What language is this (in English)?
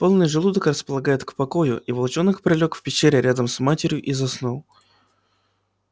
Russian